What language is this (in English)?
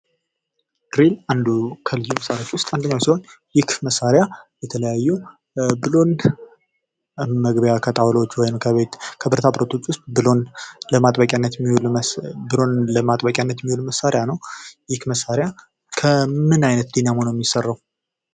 Amharic